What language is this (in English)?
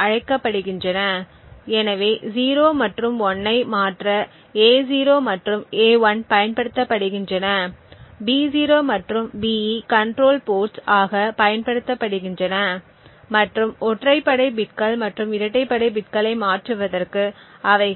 Tamil